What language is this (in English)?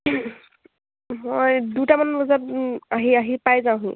Assamese